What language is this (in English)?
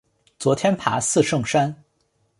Chinese